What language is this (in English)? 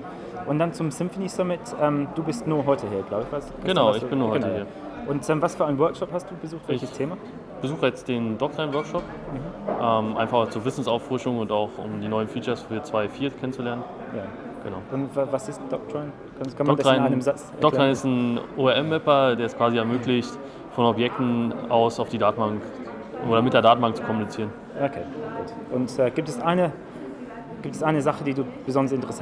German